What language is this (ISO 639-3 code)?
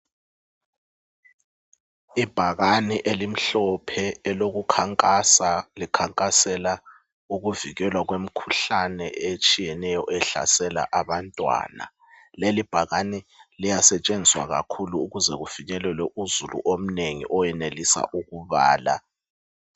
nde